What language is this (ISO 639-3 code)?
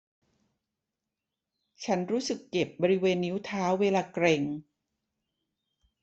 tha